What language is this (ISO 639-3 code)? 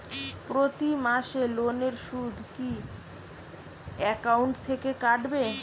ben